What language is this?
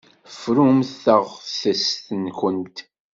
Kabyle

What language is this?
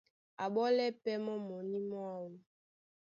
Duala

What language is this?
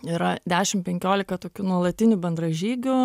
Lithuanian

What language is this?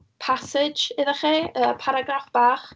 Welsh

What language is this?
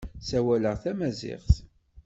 Kabyle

